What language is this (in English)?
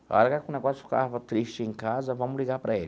Portuguese